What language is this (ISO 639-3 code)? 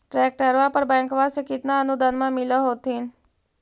mag